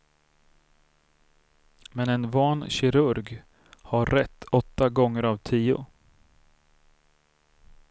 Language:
Swedish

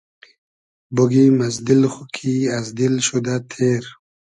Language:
Hazaragi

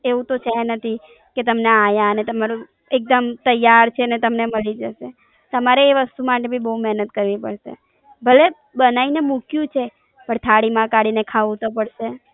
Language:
Gujarati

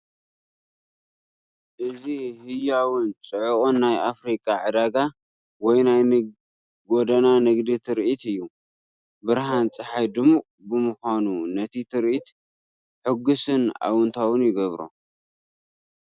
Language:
Tigrinya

